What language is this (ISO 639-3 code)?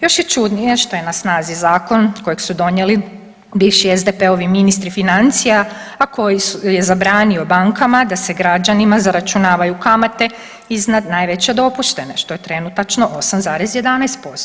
hrv